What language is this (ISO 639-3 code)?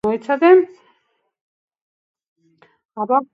kat